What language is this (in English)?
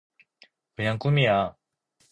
Korean